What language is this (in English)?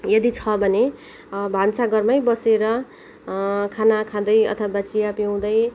Nepali